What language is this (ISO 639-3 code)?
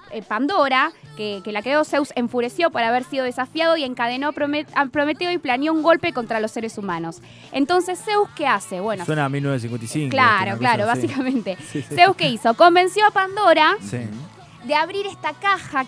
spa